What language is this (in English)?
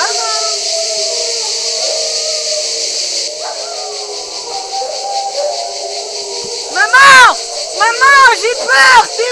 French